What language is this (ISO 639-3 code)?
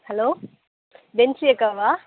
tam